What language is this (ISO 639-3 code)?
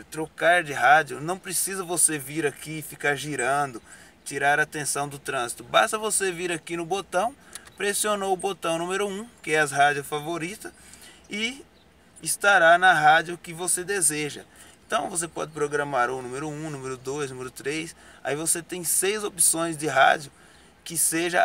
por